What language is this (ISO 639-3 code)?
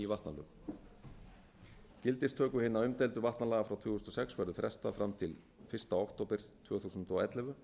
isl